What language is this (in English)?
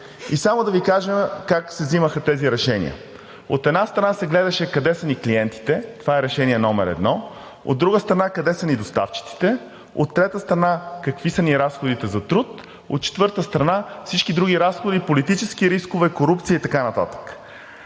Bulgarian